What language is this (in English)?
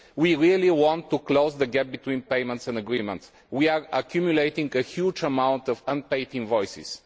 English